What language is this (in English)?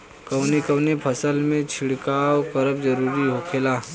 Bhojpuri